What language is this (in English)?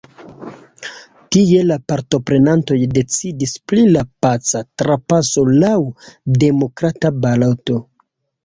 Esperanto